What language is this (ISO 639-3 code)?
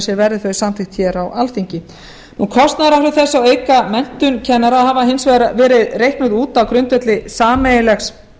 isl